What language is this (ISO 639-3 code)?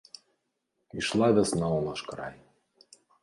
bel